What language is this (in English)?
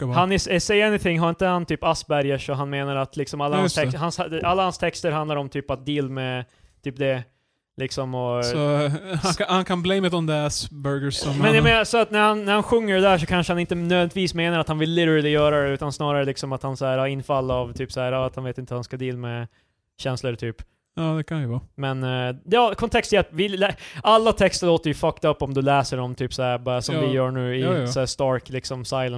Swedish